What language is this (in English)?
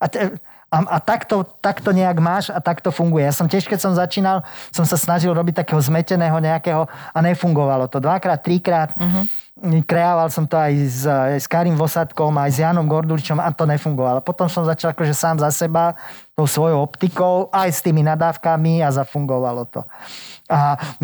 Slovak